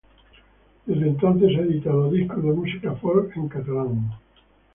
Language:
Spanish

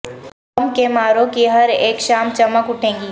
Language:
Urdu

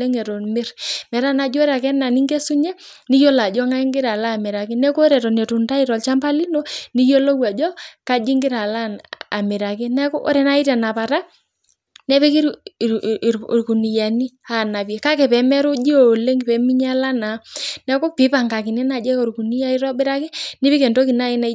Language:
Masai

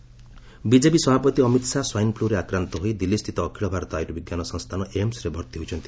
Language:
Odia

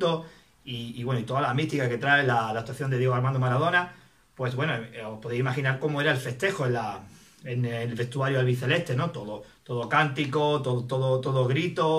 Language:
Spanish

